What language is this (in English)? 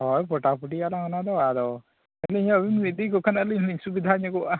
Santali